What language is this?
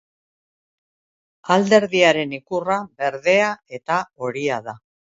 Basque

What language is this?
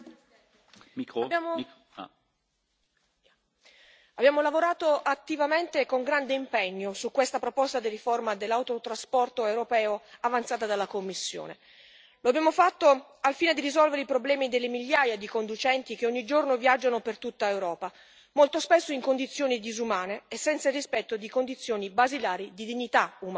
Italian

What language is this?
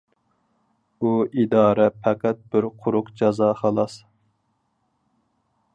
Uyghur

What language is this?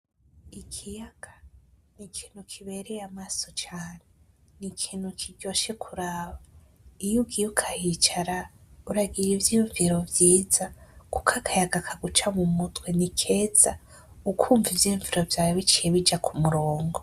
Rundi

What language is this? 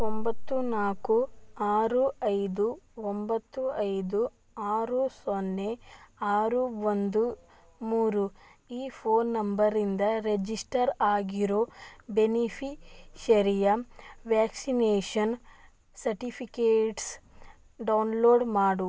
Kannada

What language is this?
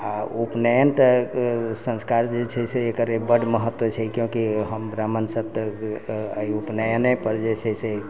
Maithili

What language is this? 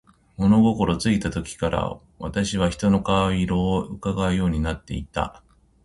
Japanese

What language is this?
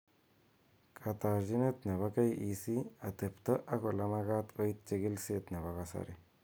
Kalenjin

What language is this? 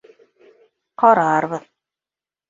Bashkir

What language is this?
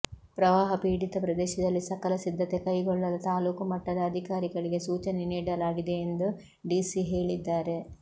Kannada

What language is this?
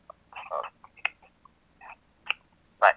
Kannada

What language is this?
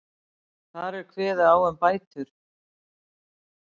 Icelandic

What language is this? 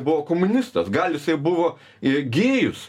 Lithuanian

